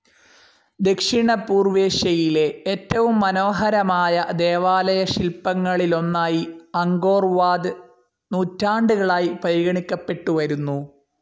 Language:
Malayalam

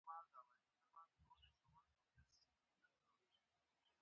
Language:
Pashto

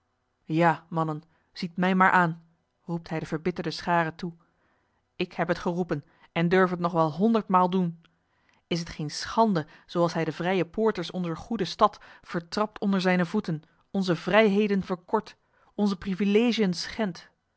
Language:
Dutch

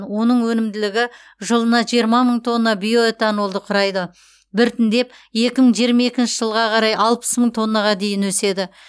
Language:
Kazakh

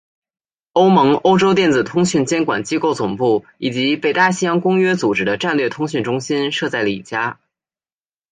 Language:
Chinese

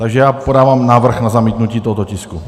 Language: Czech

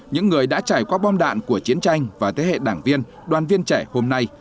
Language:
Vietnamese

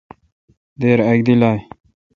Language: Kalkoti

